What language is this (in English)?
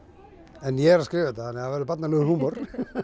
Icelandic